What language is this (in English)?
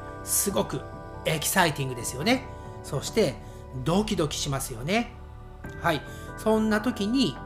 Japanese